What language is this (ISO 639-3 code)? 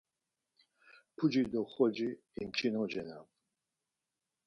lzz